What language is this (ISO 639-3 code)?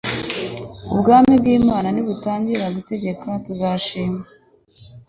kin